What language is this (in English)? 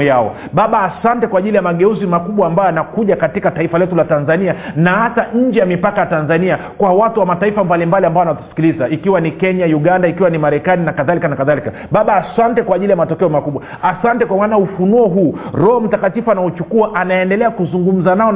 Swahili